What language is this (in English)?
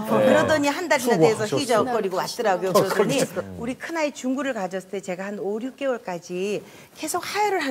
Korean